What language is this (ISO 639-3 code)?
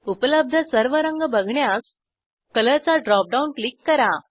mar